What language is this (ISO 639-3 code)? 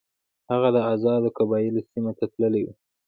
pus